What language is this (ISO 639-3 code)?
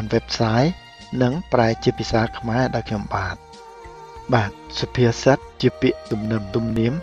tha